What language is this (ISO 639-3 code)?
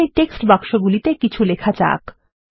ben